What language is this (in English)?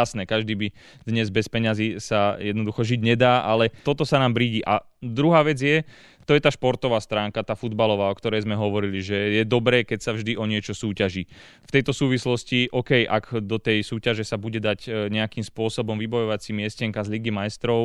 Slovak